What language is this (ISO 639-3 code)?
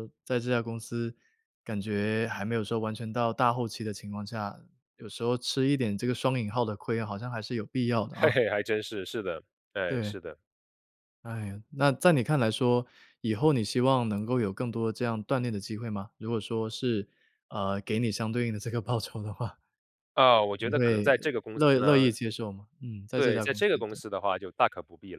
zho